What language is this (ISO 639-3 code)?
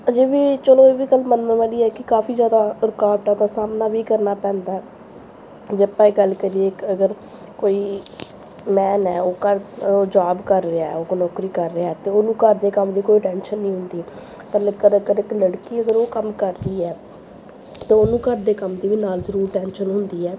pan